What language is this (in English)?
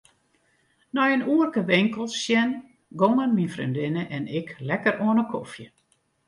Western Frisian